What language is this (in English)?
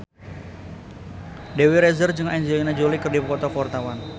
Sundanese